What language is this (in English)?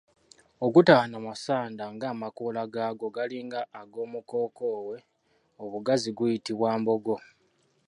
Ganda